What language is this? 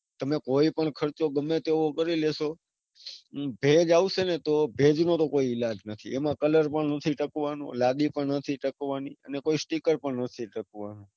Gujarati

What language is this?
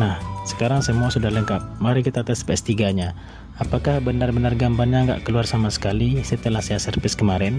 Indonesian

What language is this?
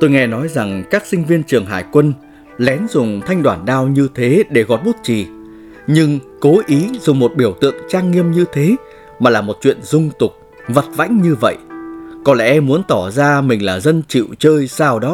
Vietnamese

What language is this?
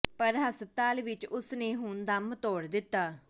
Punjabi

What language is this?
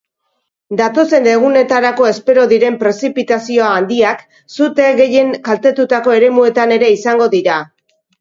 Basque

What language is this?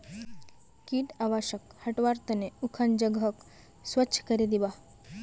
Magahi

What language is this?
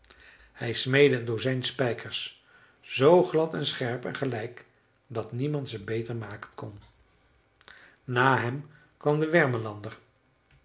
Dutch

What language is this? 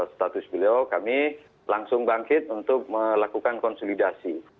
Indonesian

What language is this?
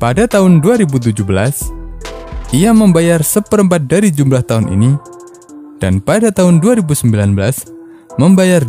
Indonesian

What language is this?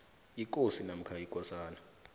South Ndebele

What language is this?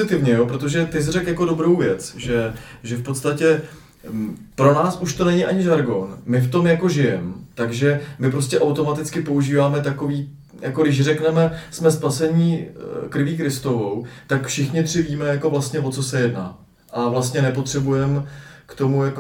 Czech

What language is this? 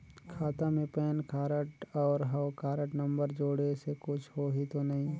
Chhattisgarhi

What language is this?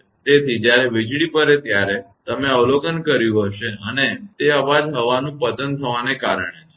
Gujarati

